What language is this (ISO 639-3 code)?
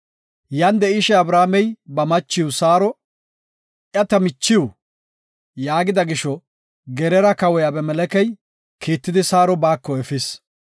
gof